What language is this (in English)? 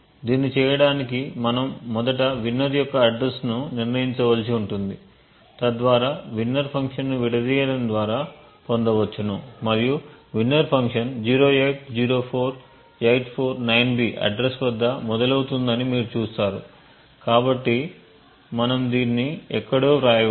Telugu